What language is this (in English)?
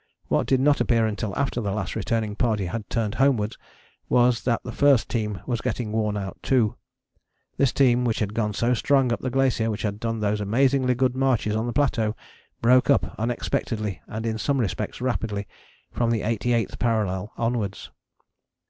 English